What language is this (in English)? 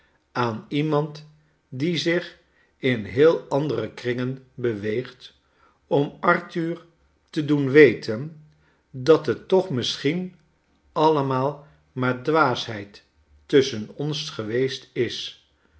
Dutch